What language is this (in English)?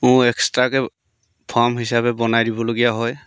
Assamese